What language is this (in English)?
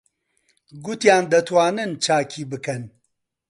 Central Kurdish